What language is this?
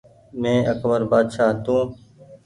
Goaria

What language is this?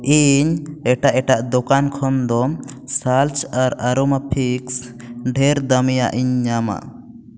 Santali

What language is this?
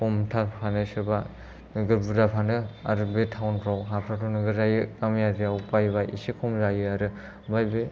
Bodo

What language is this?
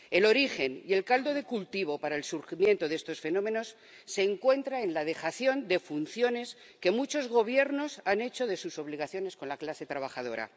Spanish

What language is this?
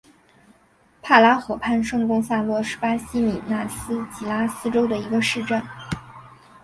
Chinese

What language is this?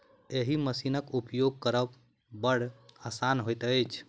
Maithili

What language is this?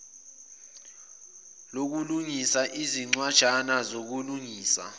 Zulu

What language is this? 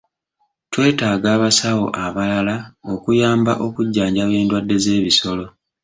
Ganda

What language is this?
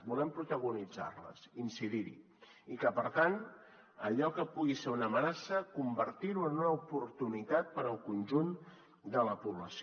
Catalan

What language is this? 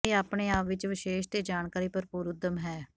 Punjabi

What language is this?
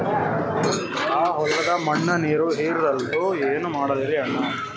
Kannada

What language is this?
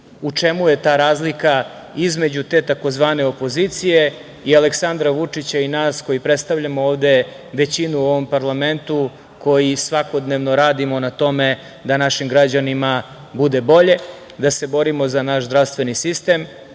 Serbian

